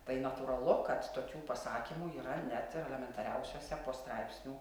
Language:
Lithuanian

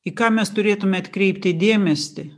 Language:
Lithuanian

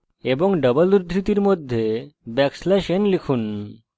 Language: Bangla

